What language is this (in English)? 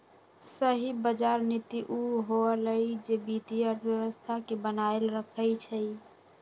Magahi